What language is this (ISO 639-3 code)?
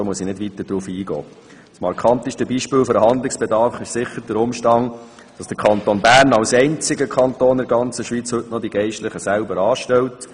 gsw